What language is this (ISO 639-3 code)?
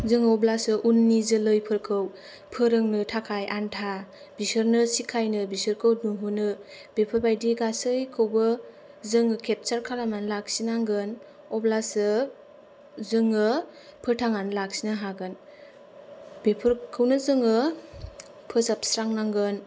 brx